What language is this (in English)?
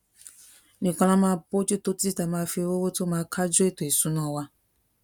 Yoruba